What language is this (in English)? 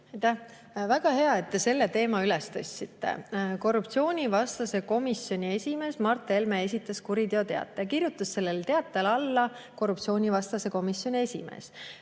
Estonian